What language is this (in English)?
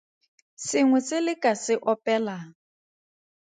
Tswana